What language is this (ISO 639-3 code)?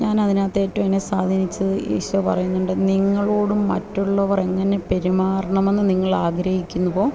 mal